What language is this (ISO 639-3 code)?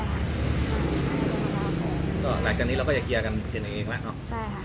tha